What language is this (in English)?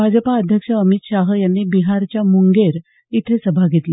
Marathi